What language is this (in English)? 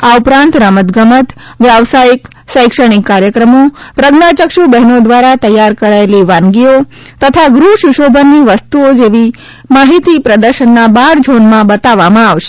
Gujarati